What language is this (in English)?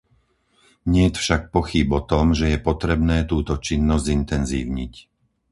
Slovak